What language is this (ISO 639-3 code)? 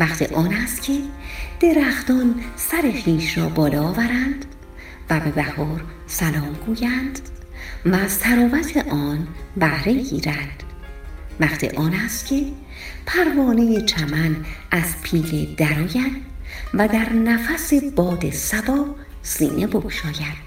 fas